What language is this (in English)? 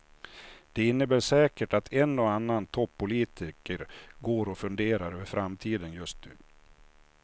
Swedish